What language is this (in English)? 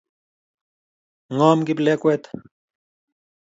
Kalenjin